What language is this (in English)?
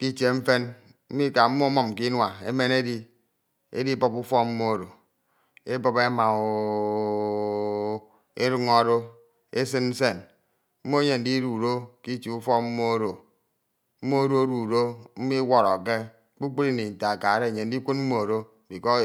Ito